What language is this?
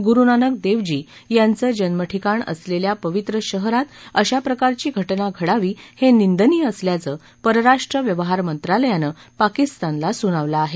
Marathi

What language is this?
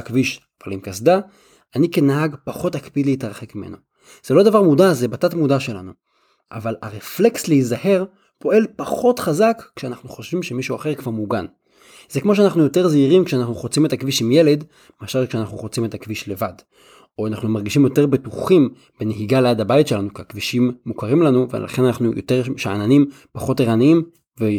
Hebrew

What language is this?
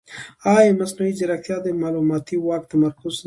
Pashto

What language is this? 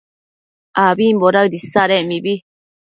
Matsés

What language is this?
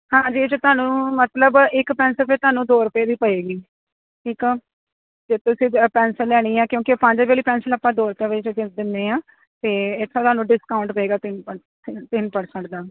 Punjabi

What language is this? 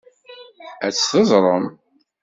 Kabyle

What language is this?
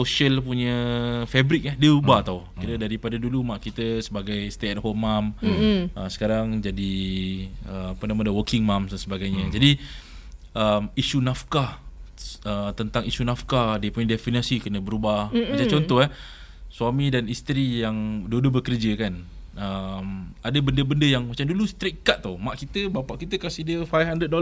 Malay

